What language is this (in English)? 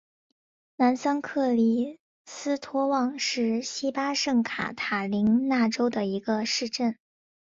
Chinese